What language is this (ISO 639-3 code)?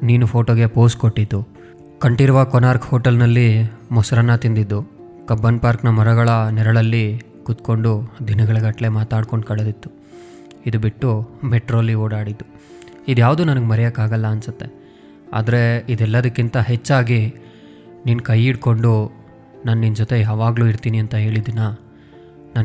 kan